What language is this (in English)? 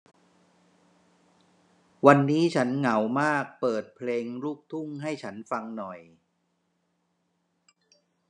Thai